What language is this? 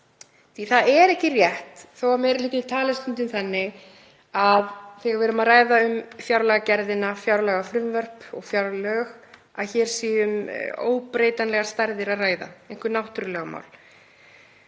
Icelandic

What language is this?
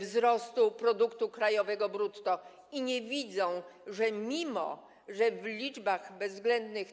Polish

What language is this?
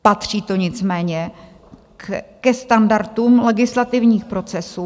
Czech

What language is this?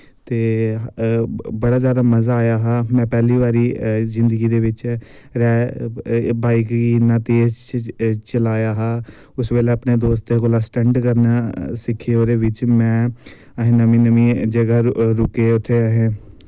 Dogri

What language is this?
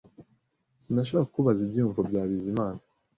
Kinyarwanda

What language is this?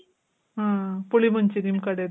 Kannada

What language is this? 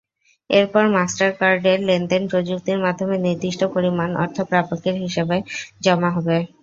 Bangla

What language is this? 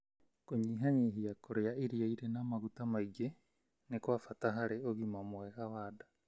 Kikuyu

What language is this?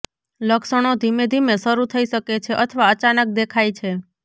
Gujarati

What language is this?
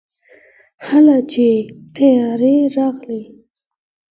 Pashto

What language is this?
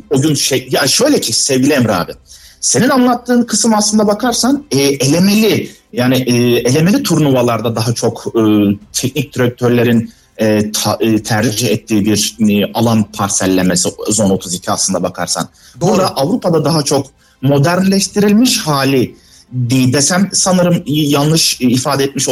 Turkish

